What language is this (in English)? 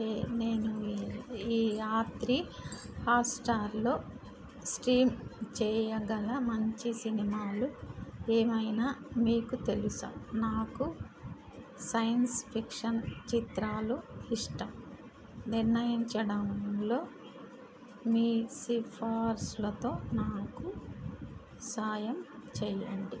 Telugu